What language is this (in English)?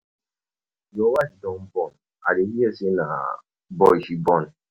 Nigerian Pidgin